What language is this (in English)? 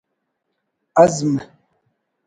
Brahui